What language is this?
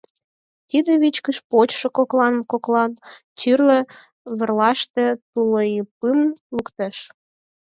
Mari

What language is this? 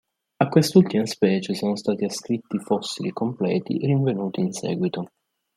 Italian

